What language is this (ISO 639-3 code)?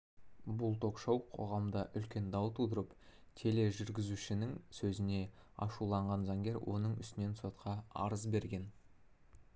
kaz